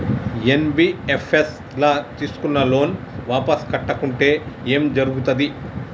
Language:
Telugu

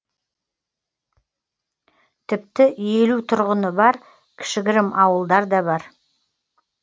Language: Kazakh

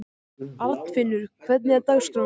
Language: Icelandic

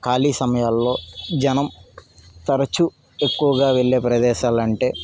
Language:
Telugu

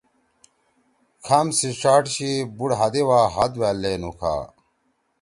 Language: Torwali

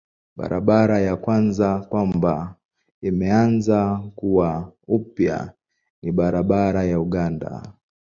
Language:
Swahili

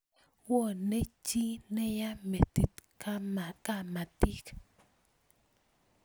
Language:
Kalenjin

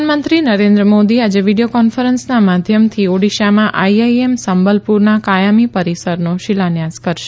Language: Gujarati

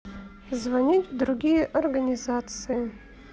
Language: Russian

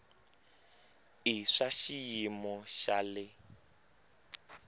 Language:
Tsonga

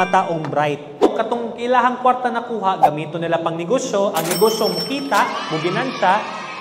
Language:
Filipino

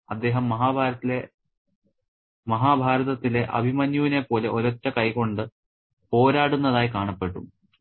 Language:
Malayalam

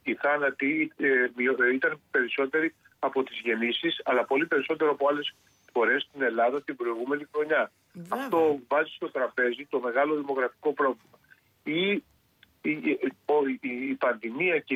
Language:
Greek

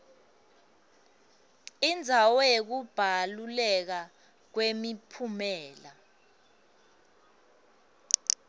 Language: Swati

